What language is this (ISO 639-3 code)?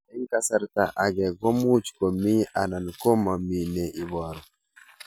kln